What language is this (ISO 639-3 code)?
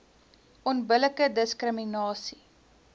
afr